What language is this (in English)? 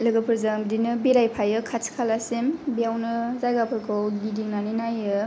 Bodo